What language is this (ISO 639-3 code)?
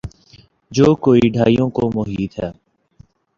urd